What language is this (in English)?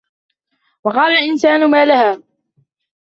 Arabic